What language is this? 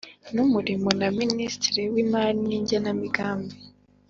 Kinyarwanda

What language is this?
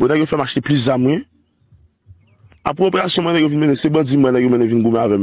French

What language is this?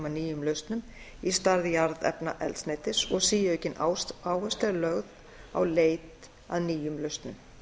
Icelandic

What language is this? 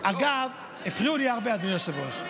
Hebrew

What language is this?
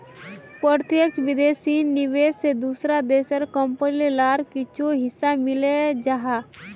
Magahi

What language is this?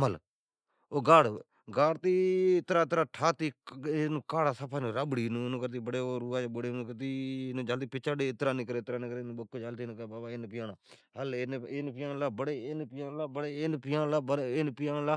Od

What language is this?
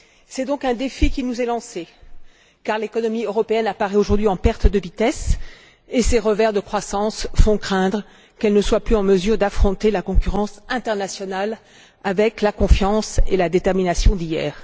French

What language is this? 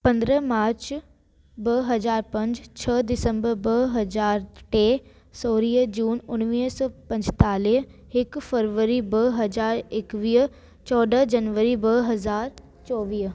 Sindhi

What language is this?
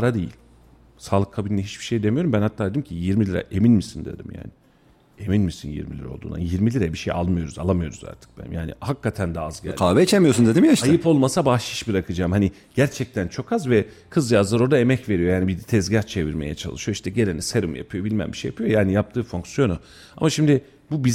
Turkish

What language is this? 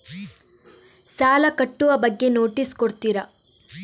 Kannada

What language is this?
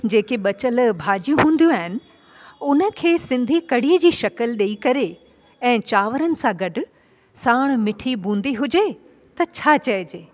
Sindhi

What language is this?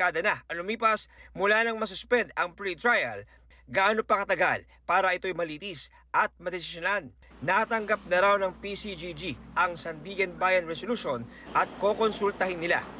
Filipino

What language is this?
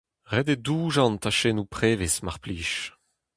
Breton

